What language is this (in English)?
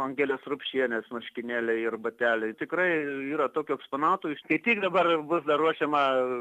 Lithuanian